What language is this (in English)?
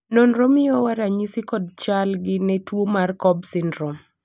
Luo (Kenya and Tanzania)